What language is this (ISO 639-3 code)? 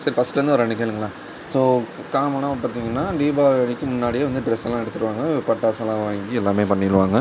tam